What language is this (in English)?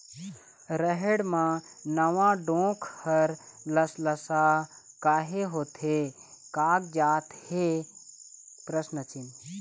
Chhattisgarhi